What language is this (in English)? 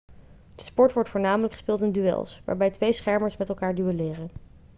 Dutch